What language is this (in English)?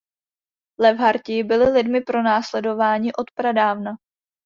Czech